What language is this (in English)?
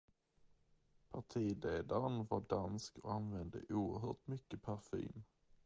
Swedish